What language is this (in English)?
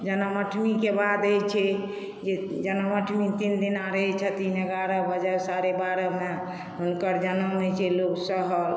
Maithili